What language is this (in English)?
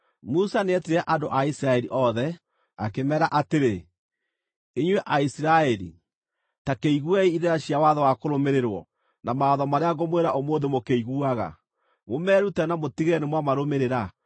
Kikuyu